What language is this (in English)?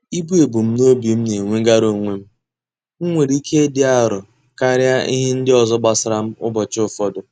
Igbo